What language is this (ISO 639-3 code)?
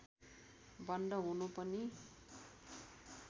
nep